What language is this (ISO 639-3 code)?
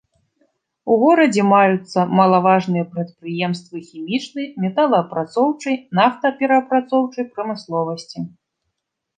bel